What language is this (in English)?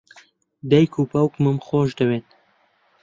Central Kurdish